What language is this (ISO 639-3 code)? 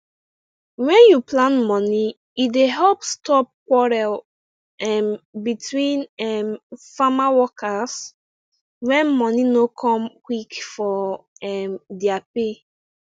pcm